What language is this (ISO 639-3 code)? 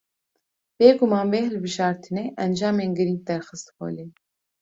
kur